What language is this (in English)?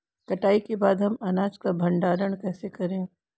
Hindi